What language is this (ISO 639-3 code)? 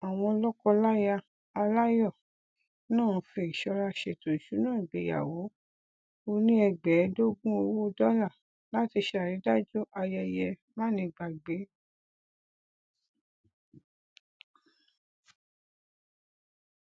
yor